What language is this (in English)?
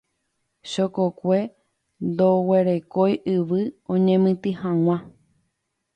Guarani